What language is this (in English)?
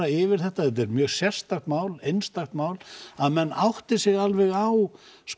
Icelandic